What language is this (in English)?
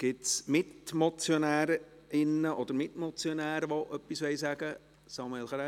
Swiss German